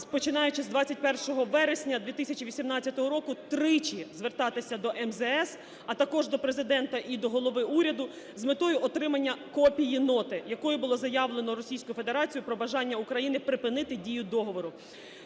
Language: Ukrainian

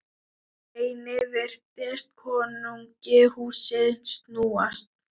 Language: Icelandic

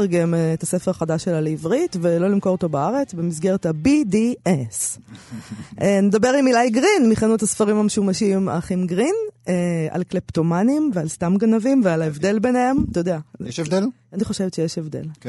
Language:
Hebrew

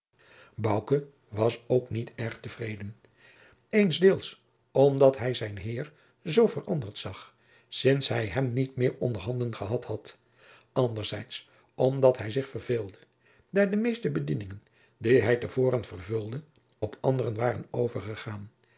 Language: Dutch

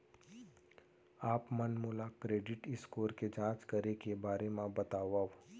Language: Chhattisgarhi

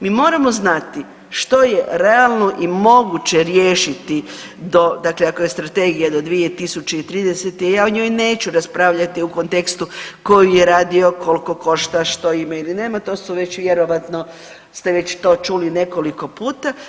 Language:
Croatian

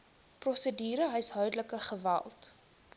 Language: Afrikaans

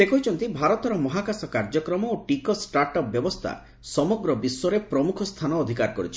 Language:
Odia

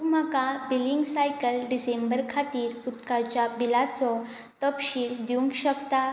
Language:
Konkani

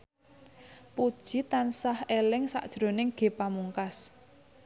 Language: Javanese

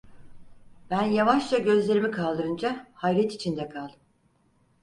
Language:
Turkish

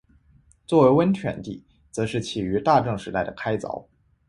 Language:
Chinese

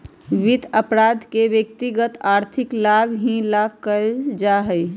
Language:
Magahi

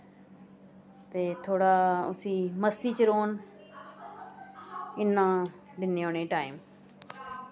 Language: Dogri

